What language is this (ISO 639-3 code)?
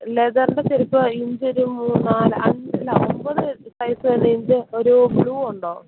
mal